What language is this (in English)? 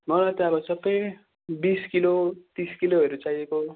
Nepali